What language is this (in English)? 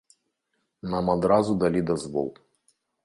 Belarusian